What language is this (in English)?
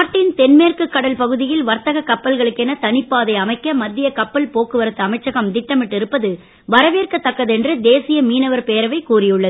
Tamil